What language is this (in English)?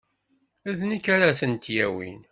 Kabyle